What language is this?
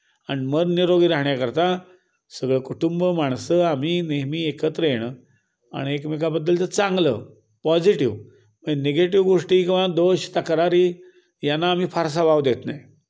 Marathi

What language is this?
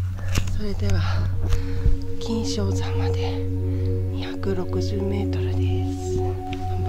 Japanese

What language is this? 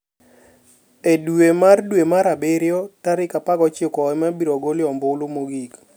Luo (Kenya and Tanzania)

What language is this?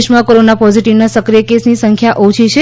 Gujarati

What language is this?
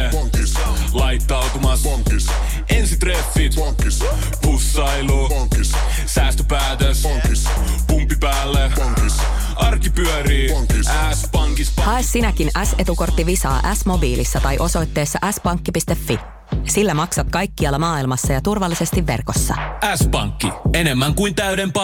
Finnish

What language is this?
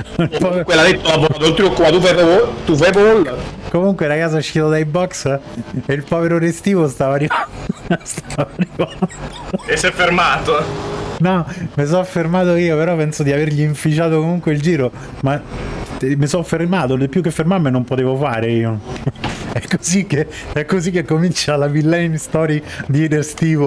Italian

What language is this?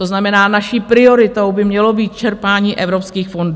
Czech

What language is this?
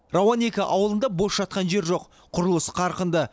Kazakh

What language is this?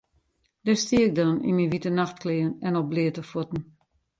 Western Frisian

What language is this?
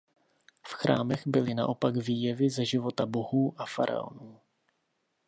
Czech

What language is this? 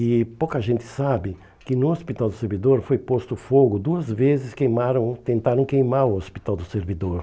Portuguese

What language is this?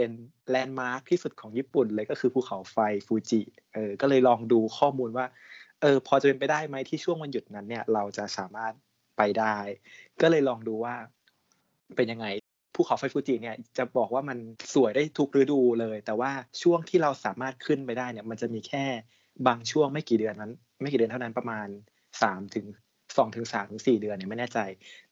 Thai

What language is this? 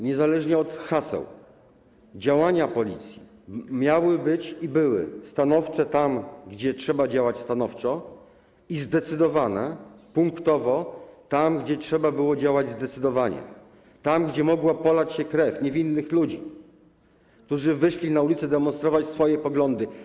Polish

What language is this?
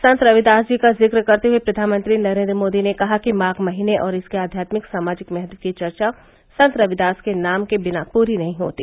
Hindi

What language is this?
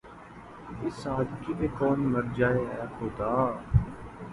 Urdu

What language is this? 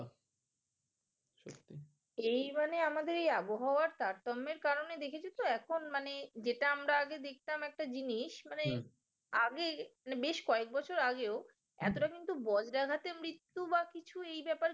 Bangla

